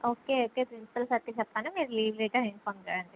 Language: Telugu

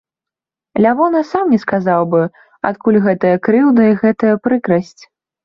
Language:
Belarusian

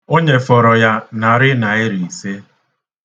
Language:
Igbo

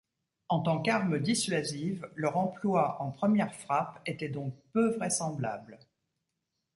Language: French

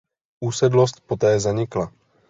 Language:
Czech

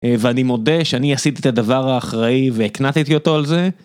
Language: Hebrew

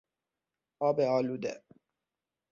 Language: Persian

